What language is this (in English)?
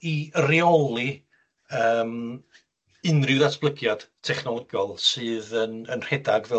Welsh